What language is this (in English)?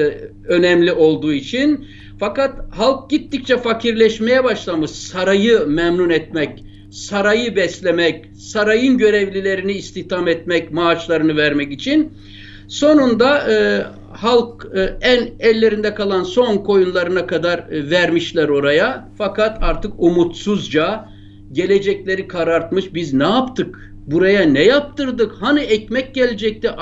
Turkish